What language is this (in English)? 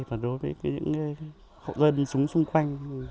Vietnamese